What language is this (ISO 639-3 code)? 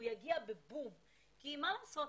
heb